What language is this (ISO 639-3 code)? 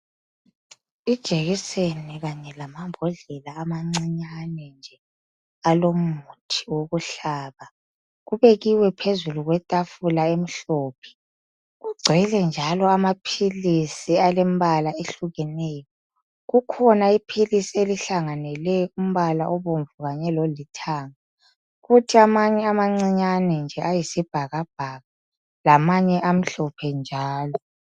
nde